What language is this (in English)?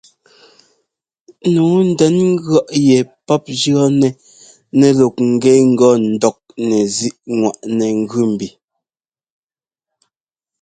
Ngomba